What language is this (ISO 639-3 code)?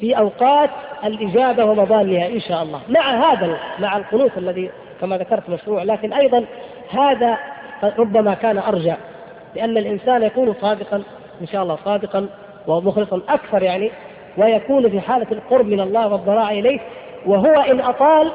ara